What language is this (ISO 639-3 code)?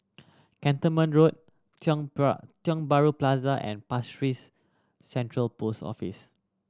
eng